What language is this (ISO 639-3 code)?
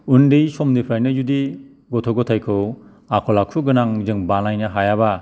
brx